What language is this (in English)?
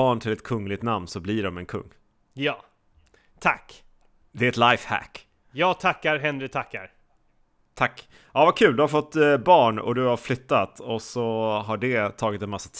Swedish